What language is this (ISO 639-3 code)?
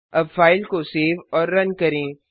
hin